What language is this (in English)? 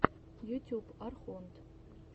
Russian